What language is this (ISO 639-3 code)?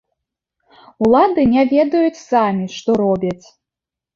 bel